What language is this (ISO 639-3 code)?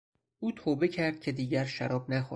fas